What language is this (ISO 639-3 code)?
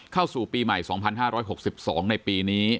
tha